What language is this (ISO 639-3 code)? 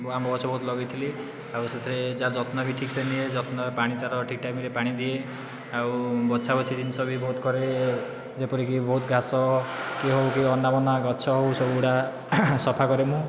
ori